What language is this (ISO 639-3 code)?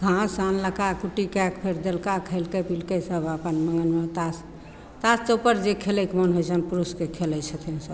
mai